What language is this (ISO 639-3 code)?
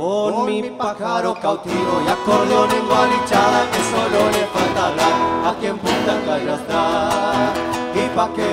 spa